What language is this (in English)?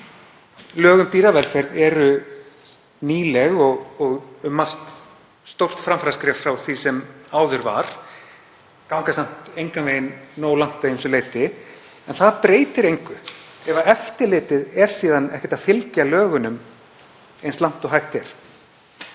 Icelandic